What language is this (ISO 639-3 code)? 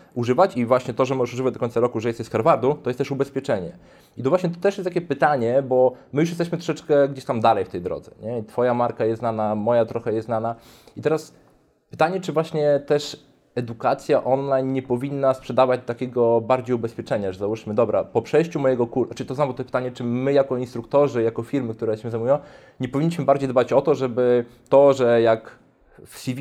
pol